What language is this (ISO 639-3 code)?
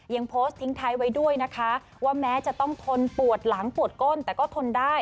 tha